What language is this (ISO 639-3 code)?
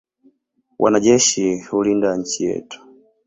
swa